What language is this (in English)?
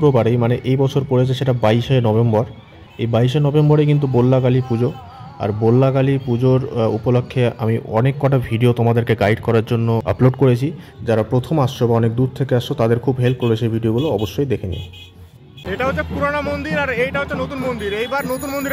Bangla